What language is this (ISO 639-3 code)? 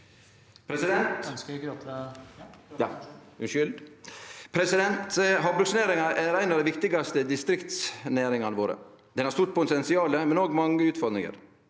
nor